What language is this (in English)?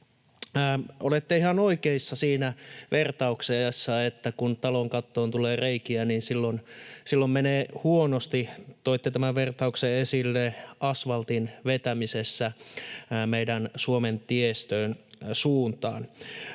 Finnish